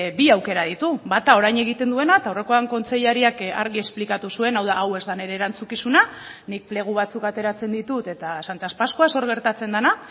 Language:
Basque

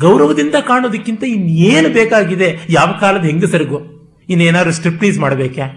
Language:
Kannada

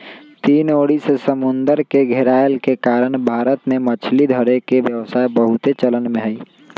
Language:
Magahi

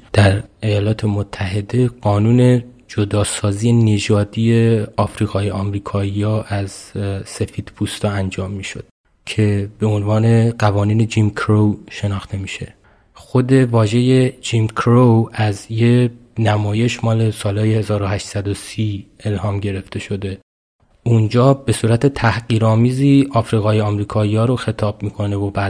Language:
Persian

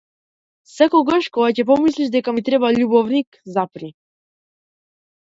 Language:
Macedonian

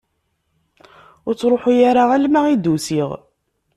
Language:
Kabyle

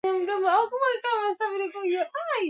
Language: Swahili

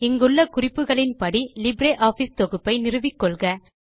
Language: Tamil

